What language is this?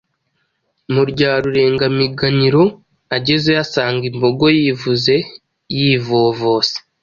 Kinyarwanda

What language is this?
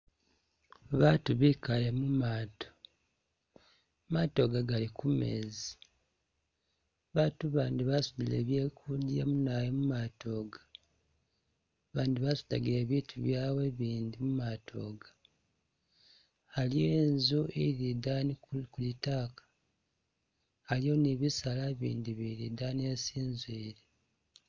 Masaaba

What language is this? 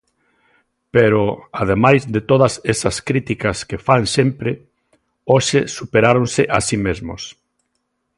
Galician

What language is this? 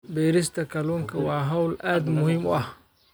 Somali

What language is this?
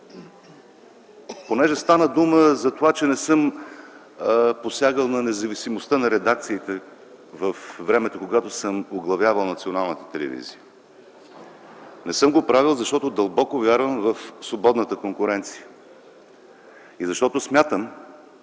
Bulgarian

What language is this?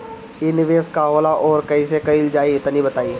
Bhojpuri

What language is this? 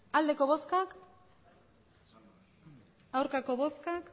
Basque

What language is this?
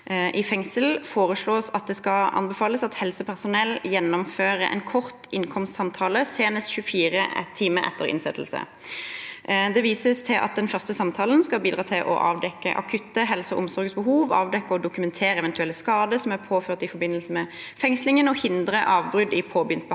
Norwegian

